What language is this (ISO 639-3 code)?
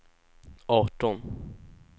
swe